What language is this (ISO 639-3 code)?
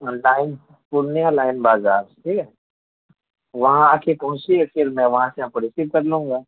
urd